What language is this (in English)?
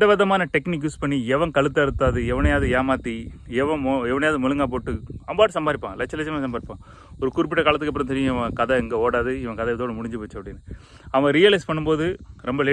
English